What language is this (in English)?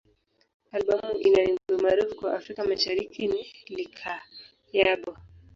Swahili